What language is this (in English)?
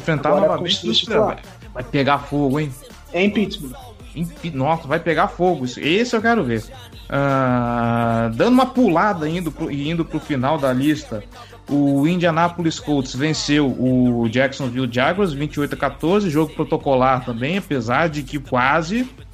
Portuguese